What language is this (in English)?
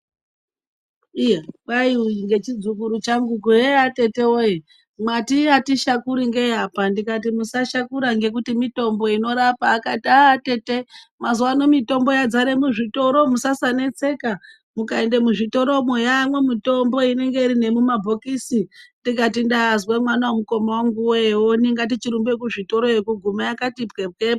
Ndau